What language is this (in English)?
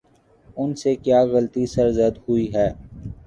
Urdu